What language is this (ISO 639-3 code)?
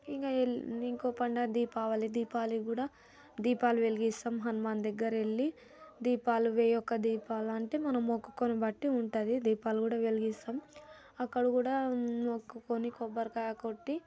tel